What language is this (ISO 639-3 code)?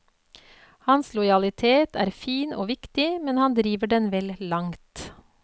nor